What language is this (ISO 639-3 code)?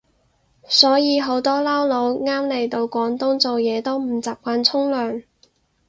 yue